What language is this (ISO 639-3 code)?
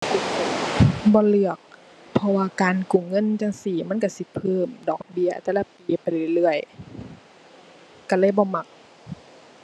tha